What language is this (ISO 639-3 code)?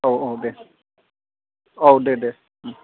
brx